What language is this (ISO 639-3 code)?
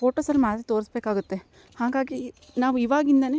kan